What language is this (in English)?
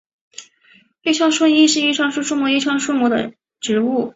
Chinese